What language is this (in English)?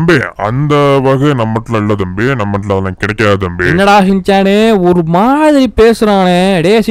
Tamil